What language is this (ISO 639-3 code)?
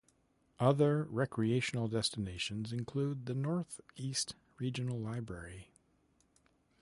eng